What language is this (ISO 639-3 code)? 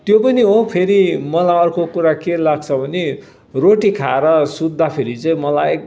nep